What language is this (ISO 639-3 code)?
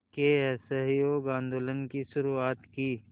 hin